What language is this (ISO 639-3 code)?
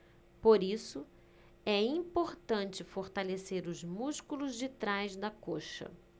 por